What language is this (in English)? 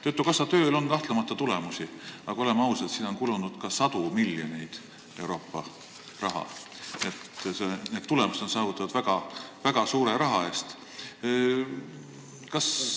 Estonian